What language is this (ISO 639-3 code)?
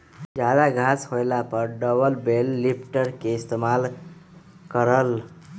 mag